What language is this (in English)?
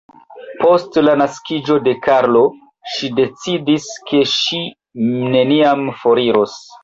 Esperanto